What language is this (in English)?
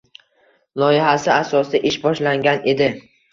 Uzbek